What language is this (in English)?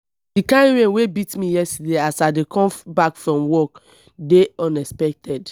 Nigerian Pidgin